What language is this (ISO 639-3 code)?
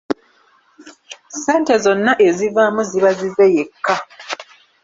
lug